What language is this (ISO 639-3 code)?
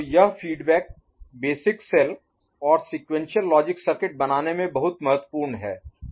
hin